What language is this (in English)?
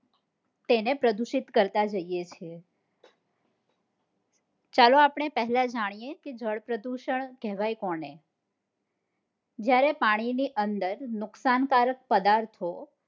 Gujarati